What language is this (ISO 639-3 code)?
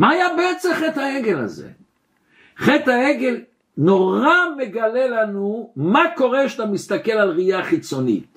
heb